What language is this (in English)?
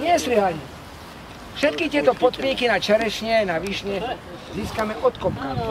Polish